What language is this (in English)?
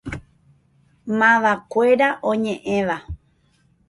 Guarani